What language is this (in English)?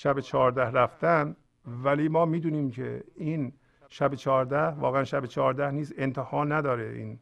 Persian